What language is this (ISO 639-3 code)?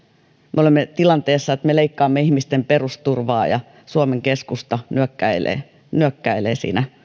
fin